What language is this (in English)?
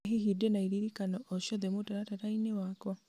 Kikuyu